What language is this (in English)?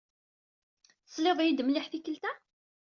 Kabyle